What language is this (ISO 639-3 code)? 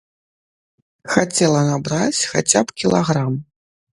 bel